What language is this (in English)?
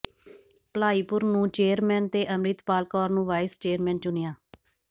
Punjabi